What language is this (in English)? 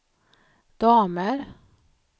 Swedish